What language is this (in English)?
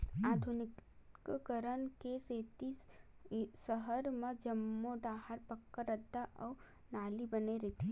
Chhattisgarhi